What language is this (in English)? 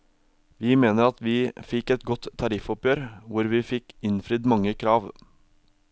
Norwegian